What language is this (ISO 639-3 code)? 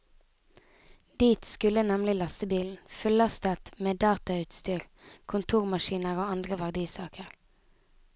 nor